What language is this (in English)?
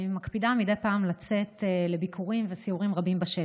Hebrew